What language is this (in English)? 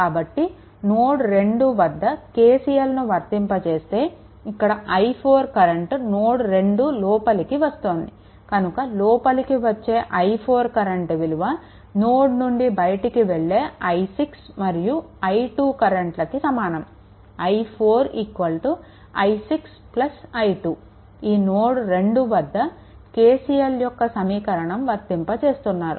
Telugu